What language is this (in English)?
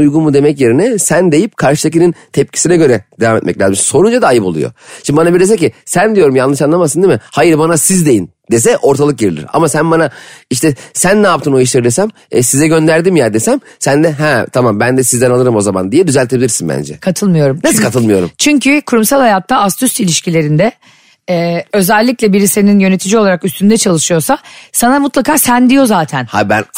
Turkish